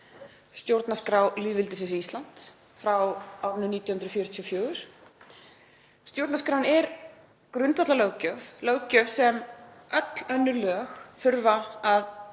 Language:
Icelandic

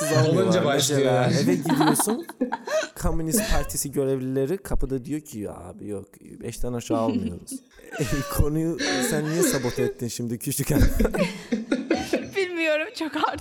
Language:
Turkish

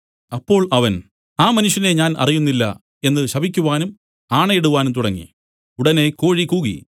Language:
Malayalam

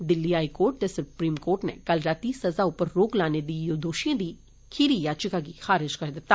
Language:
Dogri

